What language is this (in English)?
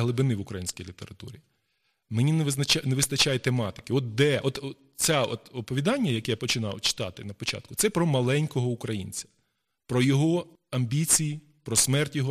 Ukrainian